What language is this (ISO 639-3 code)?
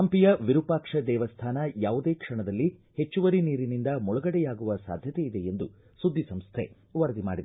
kan